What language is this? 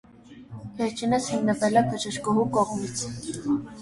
Armenian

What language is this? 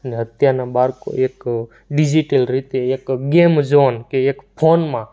Gujarati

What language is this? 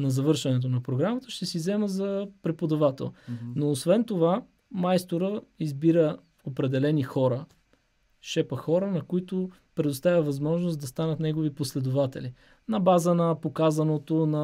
Bulgarian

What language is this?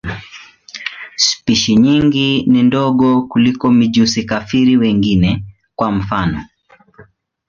Swahili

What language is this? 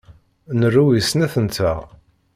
Kabyle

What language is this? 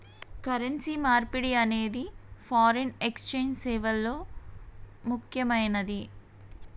Telugu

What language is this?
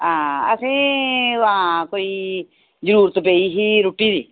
Dogri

